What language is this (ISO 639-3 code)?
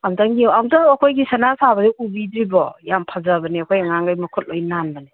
mni